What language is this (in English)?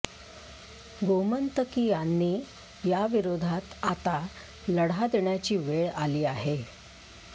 Marathi